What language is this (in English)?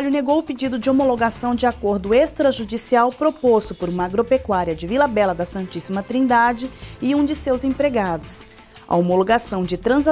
Portuguese